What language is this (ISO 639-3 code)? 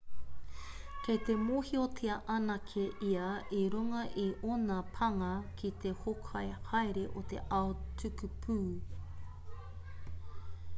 mri